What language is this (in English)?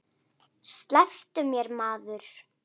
Icelandic